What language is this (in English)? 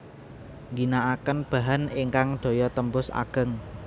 Javanese